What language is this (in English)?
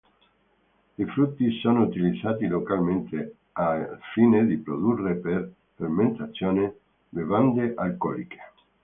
Italian